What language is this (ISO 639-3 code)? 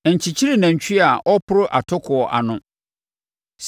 aka